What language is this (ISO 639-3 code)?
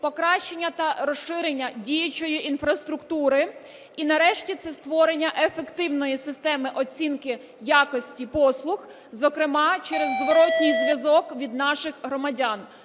ukr